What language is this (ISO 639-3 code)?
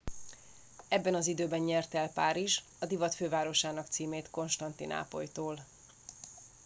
hun